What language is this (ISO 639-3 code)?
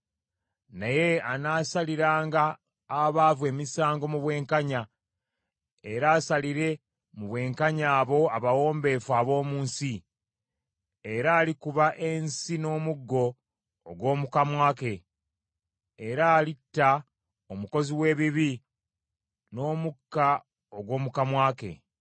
lug